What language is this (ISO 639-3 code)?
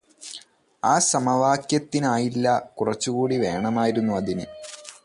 mal